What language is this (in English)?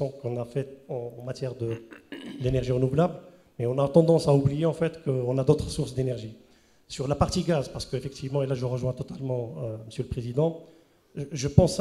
French